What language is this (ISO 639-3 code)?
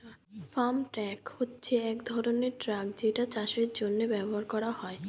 ben